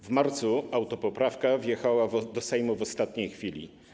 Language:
Polish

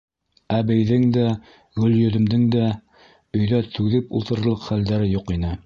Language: Bashkir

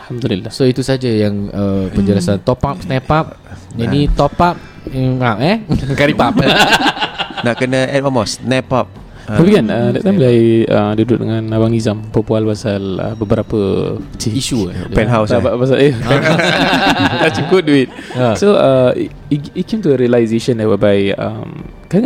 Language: Malay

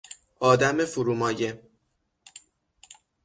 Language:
Persian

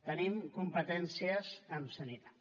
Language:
Catalan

